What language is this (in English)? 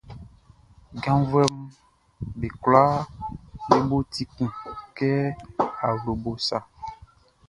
Baoulé